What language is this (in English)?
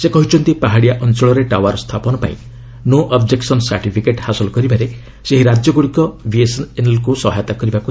Odia